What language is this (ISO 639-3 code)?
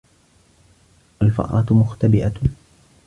ara